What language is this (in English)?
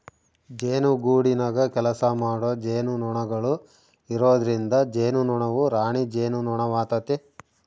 Kannada